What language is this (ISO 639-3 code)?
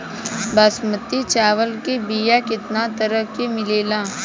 bho